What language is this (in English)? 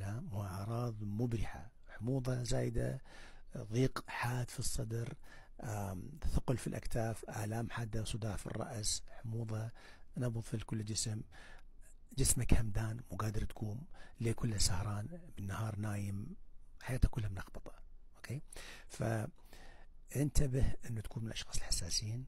Arabic